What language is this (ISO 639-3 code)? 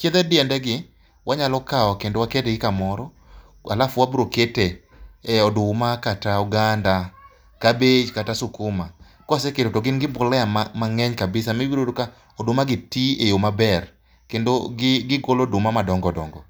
luo